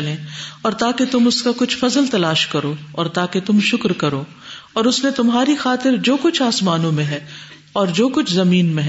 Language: Urdu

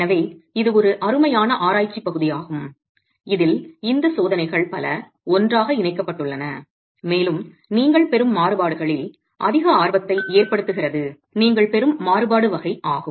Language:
Tamil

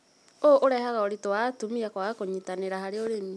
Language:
Kikuyu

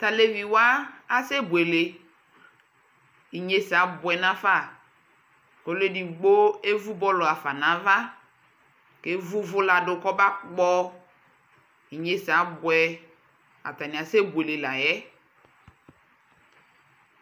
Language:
Ikposo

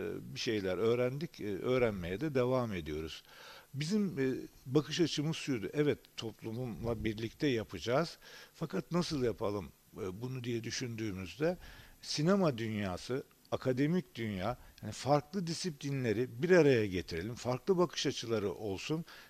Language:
Turkish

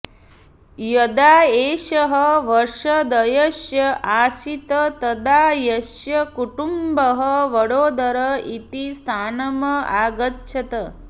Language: Sanskrit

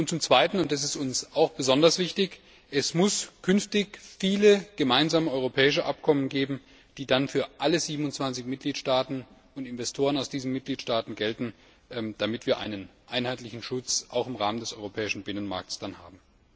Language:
German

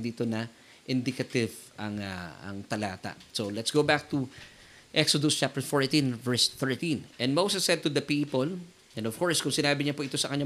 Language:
Filipino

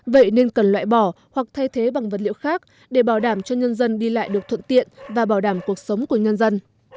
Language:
Vietnamese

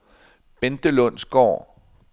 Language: Danish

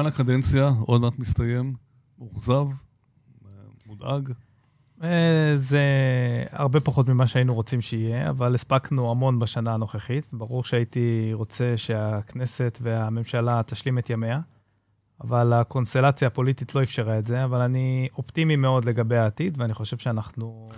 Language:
Hebrew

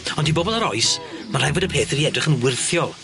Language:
Welsh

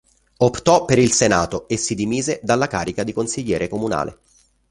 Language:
Italian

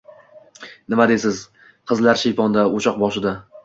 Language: Uzbek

